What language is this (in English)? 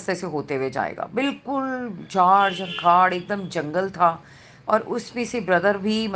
Hindi